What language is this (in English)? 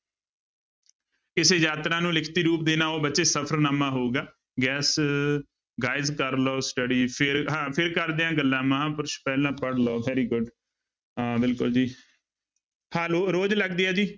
Punjabi